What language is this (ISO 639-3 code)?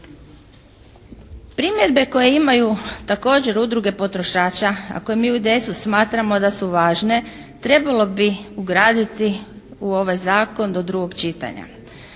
hrv